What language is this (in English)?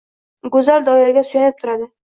Uzbek